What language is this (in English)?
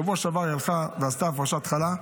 Hebrew